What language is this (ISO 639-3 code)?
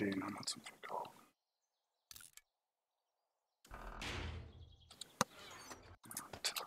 deu